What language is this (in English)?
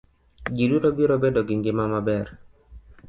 Luo (Kenya and Tanzania)